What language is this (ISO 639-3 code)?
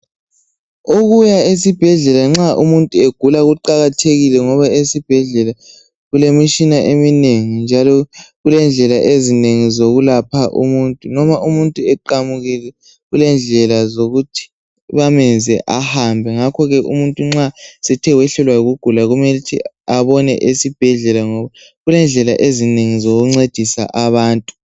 nde